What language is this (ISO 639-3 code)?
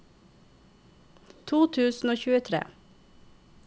nor